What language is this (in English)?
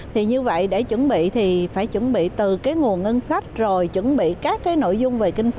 Vietnamese